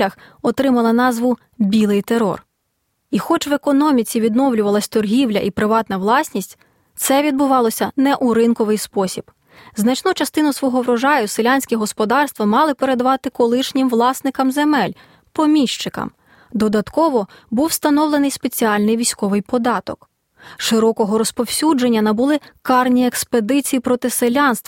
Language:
Ukrainian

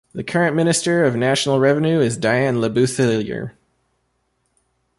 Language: English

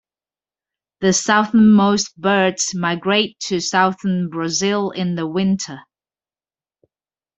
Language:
English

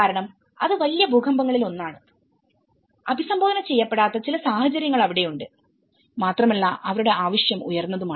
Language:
Malayalam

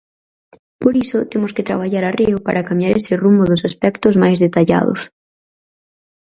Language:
Galician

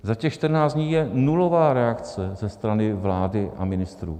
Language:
Czech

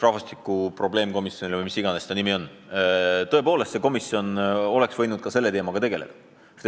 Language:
Estonian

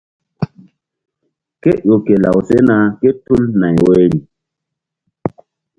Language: Mbum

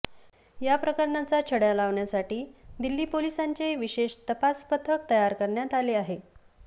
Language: Marathi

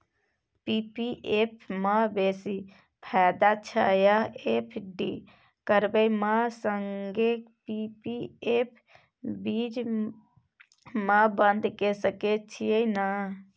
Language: Maithili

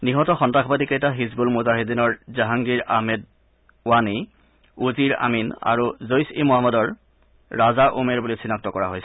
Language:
Assamese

